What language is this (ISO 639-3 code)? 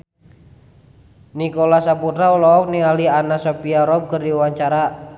sun